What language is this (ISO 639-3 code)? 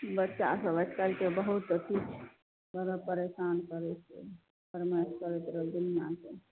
mai